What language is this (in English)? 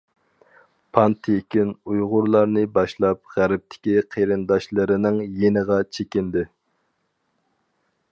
Uyghur